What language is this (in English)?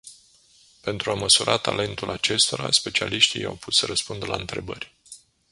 Romanian